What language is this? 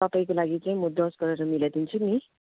Nepali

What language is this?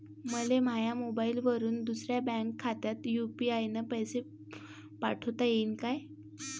Marathi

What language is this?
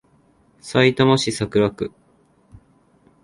Japanese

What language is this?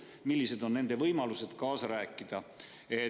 Estonian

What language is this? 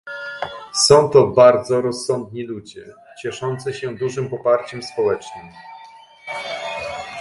Polish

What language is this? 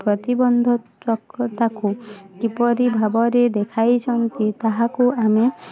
Odia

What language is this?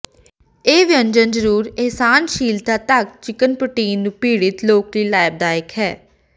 Punjabi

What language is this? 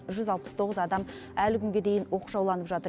Kazakh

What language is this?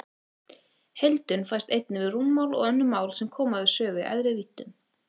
Icelandic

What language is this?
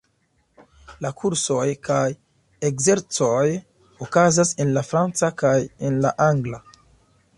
Esperanto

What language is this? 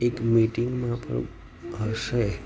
Gujarati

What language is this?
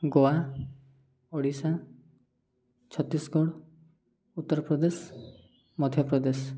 Odia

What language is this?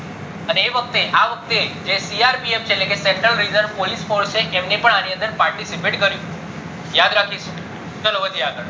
Gujarati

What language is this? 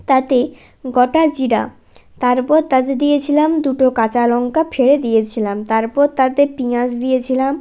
Bangla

